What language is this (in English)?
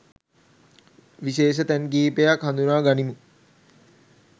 Sinhala